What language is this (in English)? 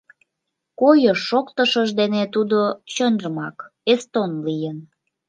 Mari